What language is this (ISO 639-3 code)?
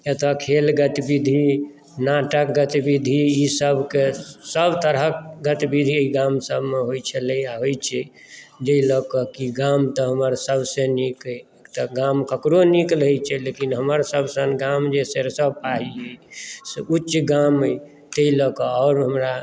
mai